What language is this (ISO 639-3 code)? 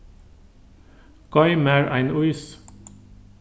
fao